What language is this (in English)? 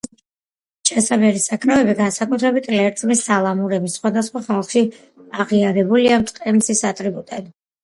Georgian